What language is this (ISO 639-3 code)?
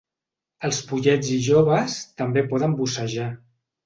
cat